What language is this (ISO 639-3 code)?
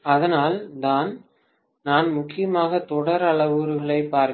tam